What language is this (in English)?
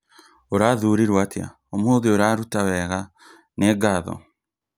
Kikuyu